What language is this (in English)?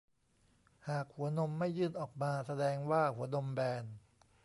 Thai